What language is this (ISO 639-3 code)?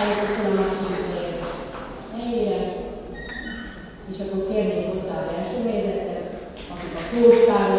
hun